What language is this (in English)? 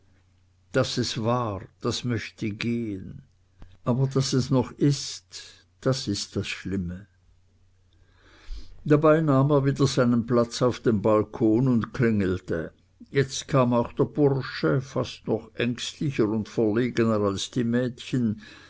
German